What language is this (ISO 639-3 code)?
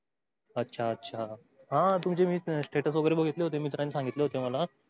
mar